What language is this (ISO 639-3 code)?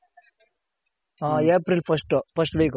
kan